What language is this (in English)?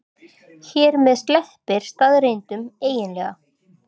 Icelandic